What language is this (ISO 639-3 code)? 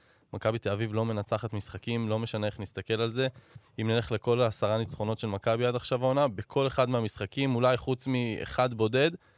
heb